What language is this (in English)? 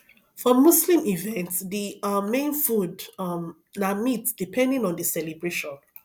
Nigerian Pidgin